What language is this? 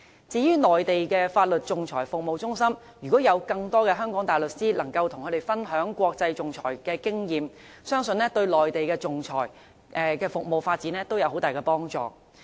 Cantonese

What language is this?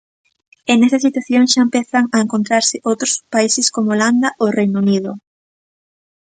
Galician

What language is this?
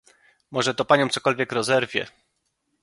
Polish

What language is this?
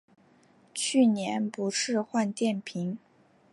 Chinese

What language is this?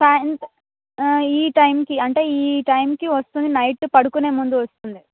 Telugu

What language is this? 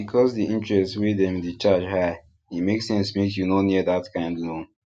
Nigerian Pidgin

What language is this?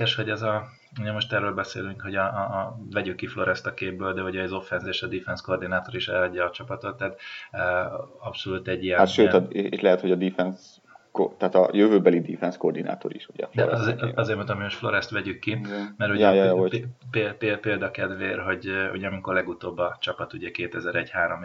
Hungarian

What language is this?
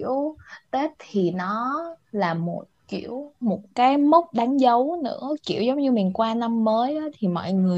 Vietnamese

